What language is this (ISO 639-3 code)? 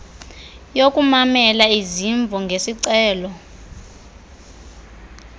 xho